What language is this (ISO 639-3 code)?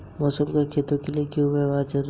hin